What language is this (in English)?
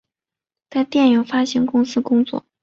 Chinese